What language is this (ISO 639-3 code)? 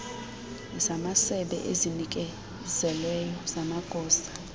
xho